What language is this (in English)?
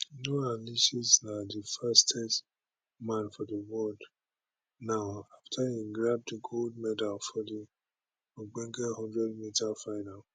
Nigerian Pidgin